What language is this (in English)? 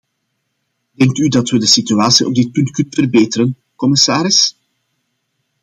Dutch